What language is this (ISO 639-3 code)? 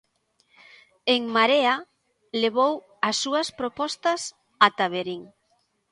glg